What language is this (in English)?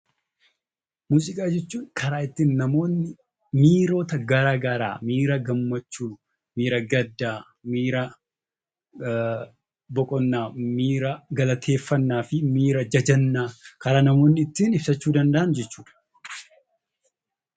Oromo